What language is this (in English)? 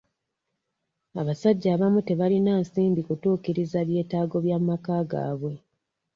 Ganda